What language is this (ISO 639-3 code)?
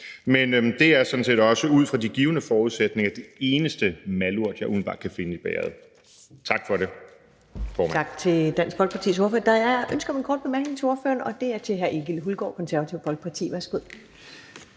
dan